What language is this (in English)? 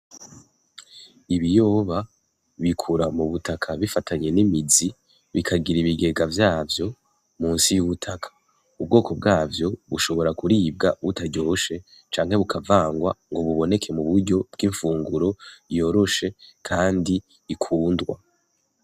Rundi